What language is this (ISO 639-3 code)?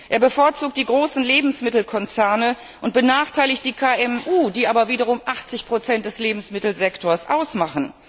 deu